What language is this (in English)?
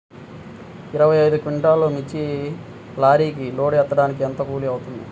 Telugu